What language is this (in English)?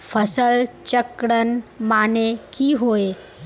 Magahi